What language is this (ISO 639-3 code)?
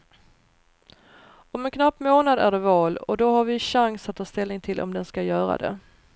swe